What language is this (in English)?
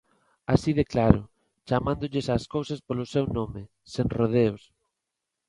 Galician